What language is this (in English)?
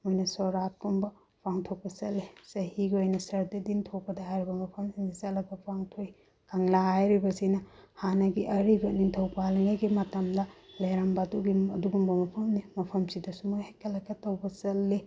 Manipuri